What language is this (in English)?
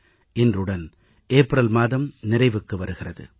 Tamil